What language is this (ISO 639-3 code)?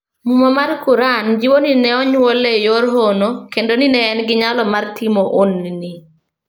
luo